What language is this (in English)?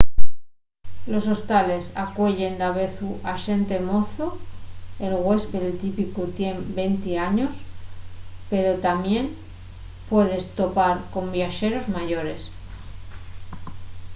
Asturian